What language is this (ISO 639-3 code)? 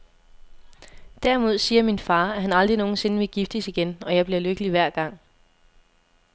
dan